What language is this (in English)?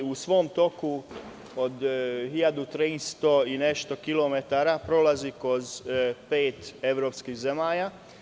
Serbian